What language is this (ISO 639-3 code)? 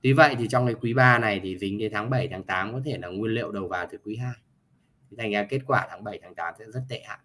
vie